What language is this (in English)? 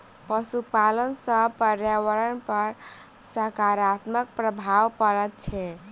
Maithili